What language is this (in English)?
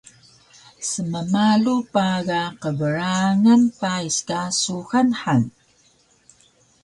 Taroko